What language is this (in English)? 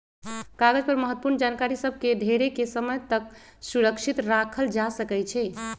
Magahi